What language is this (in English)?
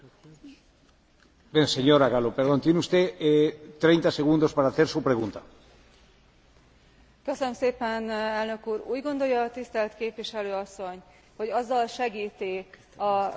Hungarian